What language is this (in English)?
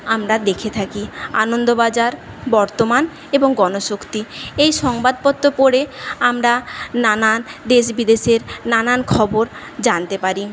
Bangla